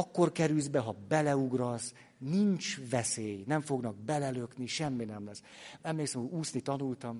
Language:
Hungarian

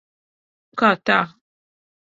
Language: Latvian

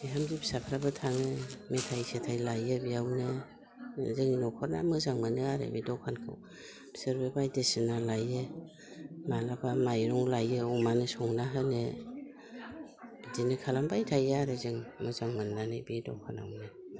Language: Bodo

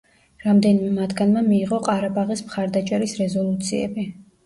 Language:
Georgian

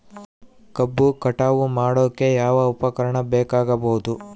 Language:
Kannada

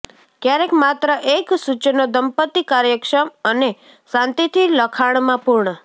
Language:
Gujarati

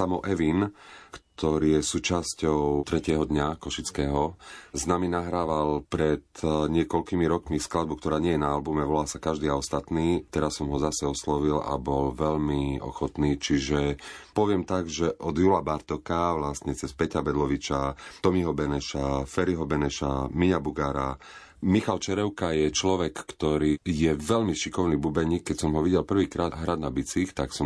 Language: Slovak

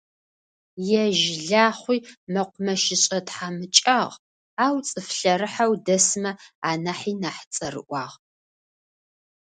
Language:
Adyghe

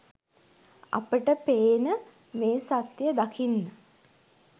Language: Sinhala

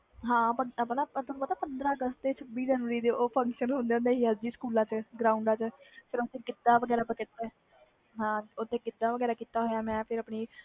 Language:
Punjabi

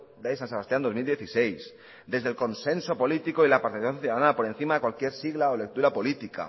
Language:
Spanish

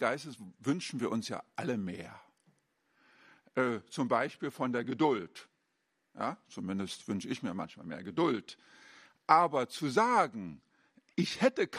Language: German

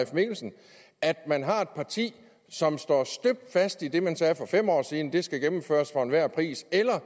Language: Danish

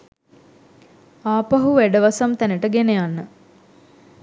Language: Sinhala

